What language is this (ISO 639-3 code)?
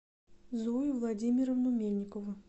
rus